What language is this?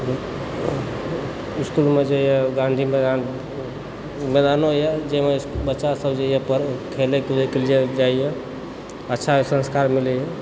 Maithili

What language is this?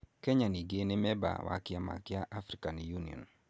Kikuyu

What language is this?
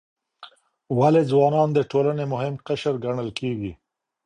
Pashto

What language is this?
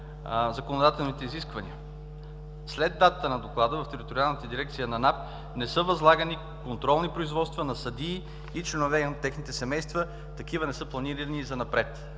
Bulgarian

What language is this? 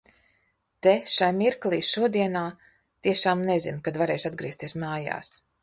Latvian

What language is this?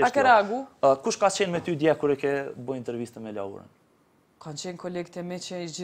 Romanian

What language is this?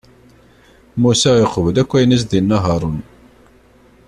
Kabyle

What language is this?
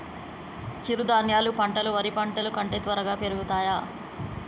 Telugu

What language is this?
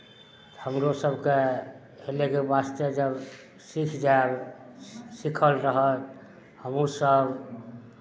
Maithili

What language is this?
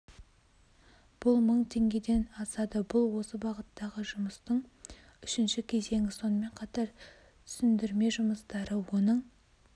Kazakh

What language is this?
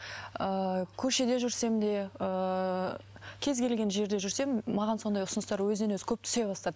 Kazakh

